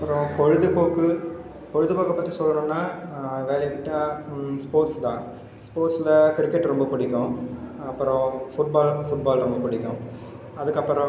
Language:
Tamil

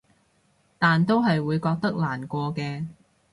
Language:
Cantonese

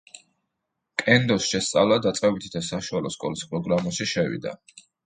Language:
Georgian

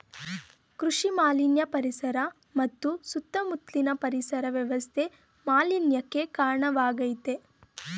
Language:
Kannada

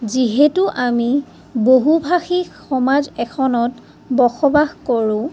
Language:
Assamese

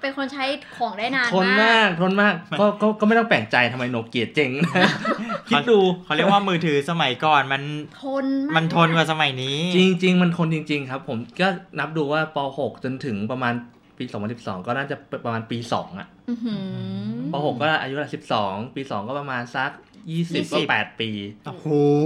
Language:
Thai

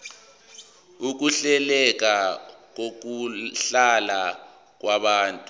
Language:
Zulu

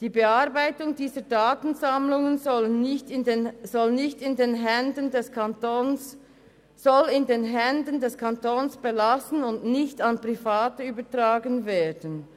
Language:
Swiss German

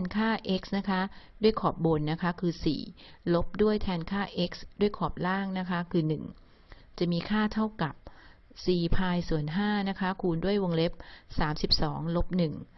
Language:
Thai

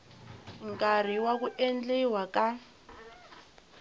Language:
Tsonga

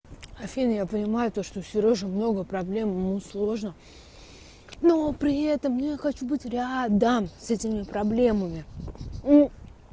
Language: Russian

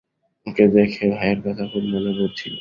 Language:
Bangla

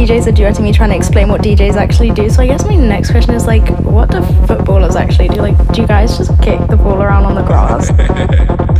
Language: English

